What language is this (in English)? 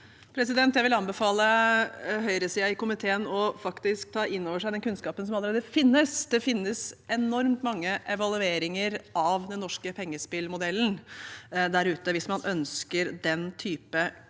Norwegian